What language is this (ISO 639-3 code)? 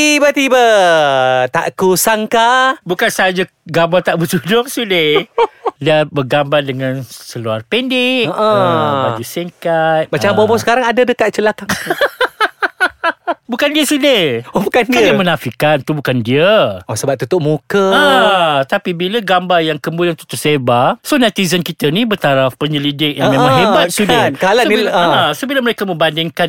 msa